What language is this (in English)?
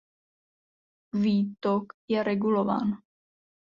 Czech